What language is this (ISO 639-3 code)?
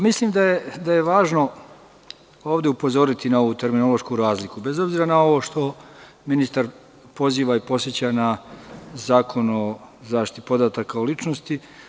srp